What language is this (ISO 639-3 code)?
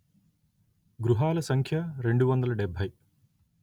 tel